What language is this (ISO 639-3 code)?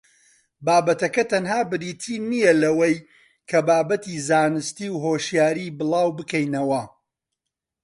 ckb